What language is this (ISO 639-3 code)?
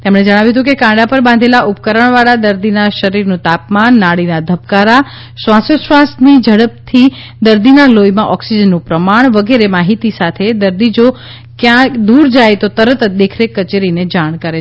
guj